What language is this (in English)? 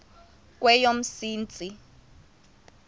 Xhosa